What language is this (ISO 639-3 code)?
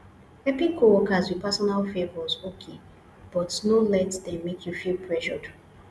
pcm